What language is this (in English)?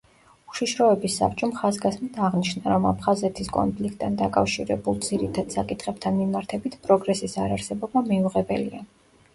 Georgian